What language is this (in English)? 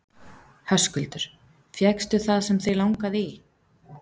Icelandic